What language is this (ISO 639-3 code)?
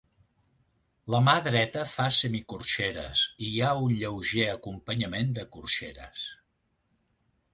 cat